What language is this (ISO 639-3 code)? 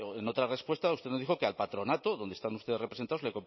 spa